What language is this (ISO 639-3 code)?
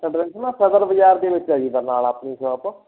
pan